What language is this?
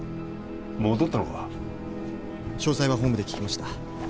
Japanese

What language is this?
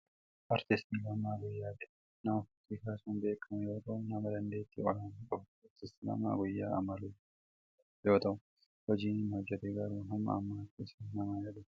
Oromo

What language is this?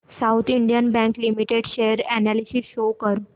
Marathi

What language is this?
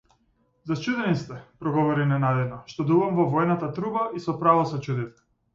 Macedonian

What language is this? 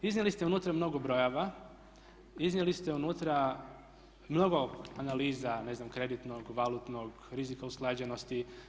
Croatian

